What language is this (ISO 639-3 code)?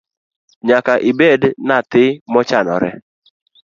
luo